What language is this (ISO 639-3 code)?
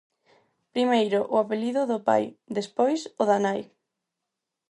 glg